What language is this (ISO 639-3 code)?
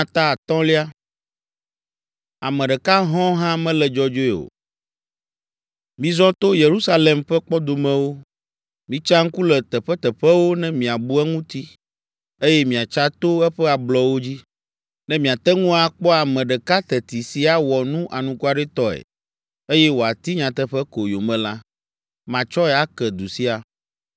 ewe